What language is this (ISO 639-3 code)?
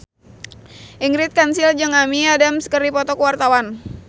sun